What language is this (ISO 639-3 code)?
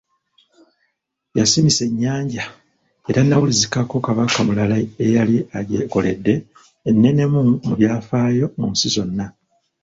lug